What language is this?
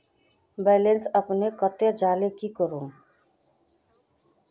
Magahi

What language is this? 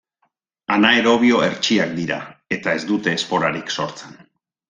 Basque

